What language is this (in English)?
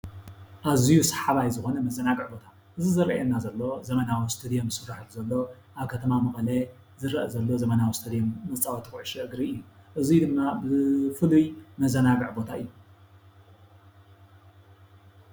Tigrinya